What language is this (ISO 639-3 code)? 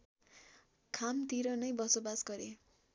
nep